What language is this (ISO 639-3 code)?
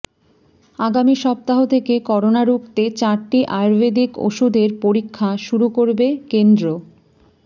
ben